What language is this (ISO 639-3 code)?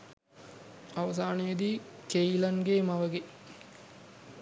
sin